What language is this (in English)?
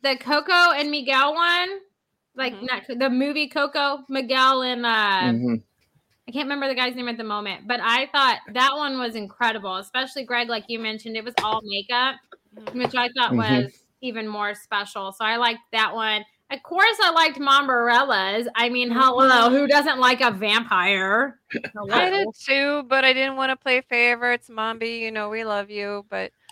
English